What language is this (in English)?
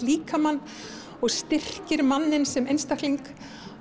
Icelandic